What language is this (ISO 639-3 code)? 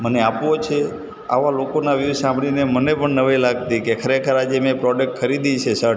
guj